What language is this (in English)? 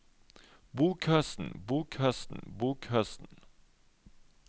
Norwegian